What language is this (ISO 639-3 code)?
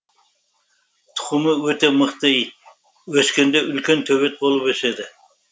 kaz